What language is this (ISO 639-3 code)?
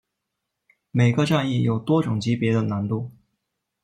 zho